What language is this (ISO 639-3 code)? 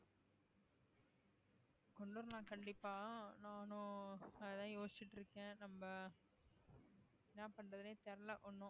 tam